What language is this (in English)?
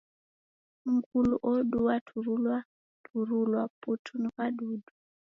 Taita